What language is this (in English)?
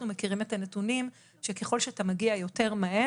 Hebrew